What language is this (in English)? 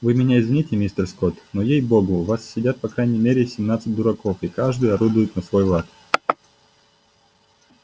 Russian